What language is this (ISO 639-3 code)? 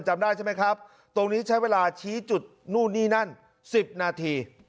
tha